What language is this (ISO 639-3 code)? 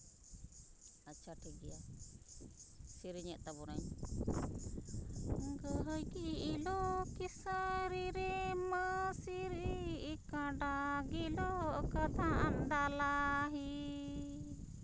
sat